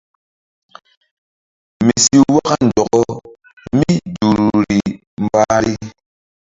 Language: Mbum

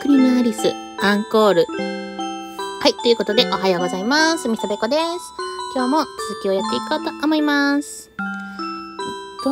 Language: Japanese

